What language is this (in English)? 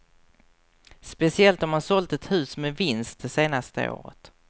Swedish